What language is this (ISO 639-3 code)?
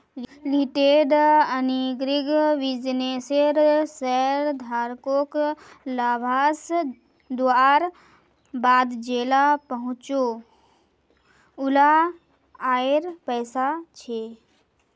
mag